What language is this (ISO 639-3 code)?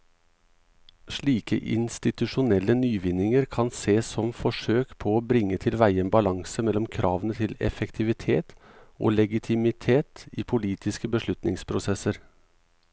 nor